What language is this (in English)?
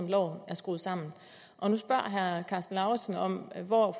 Danish